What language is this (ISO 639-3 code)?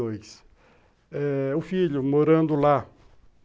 por